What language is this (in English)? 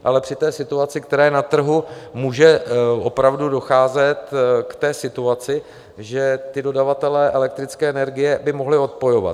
Czech